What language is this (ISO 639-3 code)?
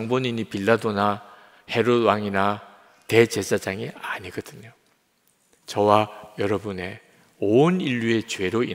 kor